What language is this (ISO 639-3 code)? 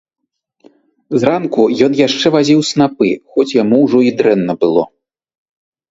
bel